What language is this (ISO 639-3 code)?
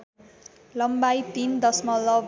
nep